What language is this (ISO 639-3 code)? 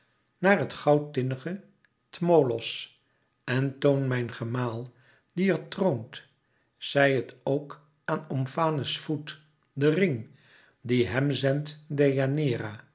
nld